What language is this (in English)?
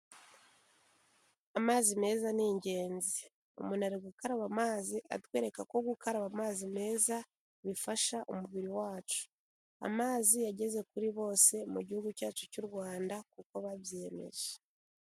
Kinyarwanda